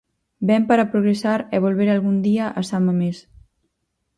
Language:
Galician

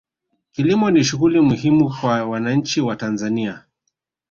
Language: Swahili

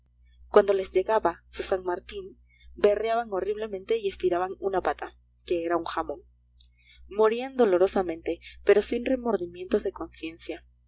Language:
Spanish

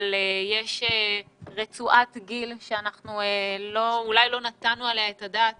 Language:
Hebrew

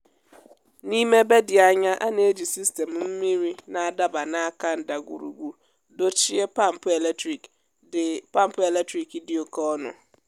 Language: Igbo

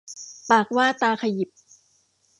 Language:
Thai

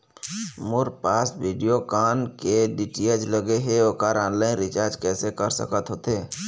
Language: Chhattisgarhi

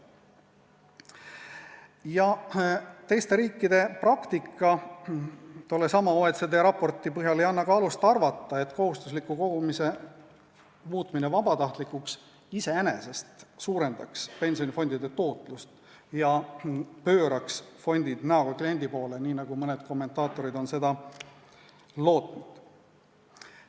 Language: Estonian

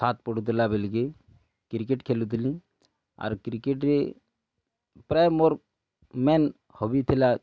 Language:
Odia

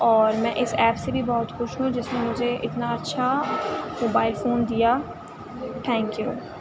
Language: Urdu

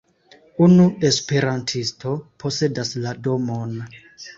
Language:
Esperanto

